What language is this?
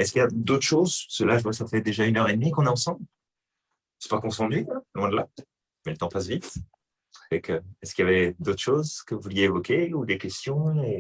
French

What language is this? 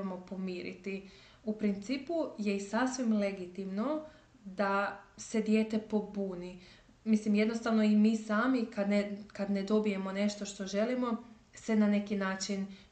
Croatian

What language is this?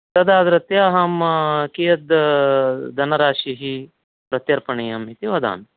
Sanskrit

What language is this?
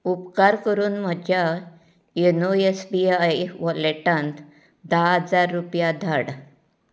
Konkani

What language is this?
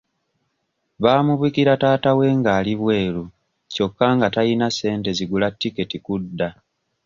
Ganda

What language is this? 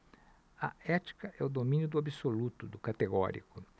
Portuguese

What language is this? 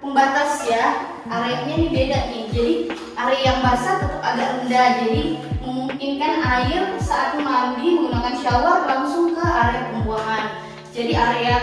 Indonesian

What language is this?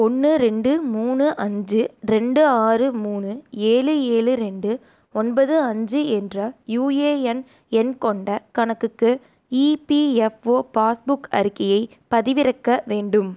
Tamil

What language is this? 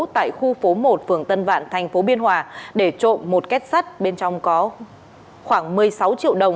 Vietnamese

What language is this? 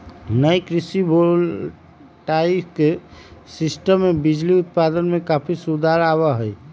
Magahi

